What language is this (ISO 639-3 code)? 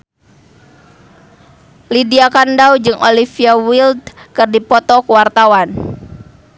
sun